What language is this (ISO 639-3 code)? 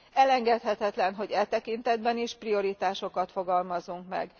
hun